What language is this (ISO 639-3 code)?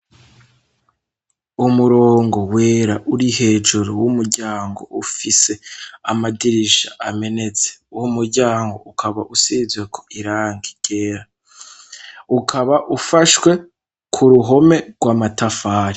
run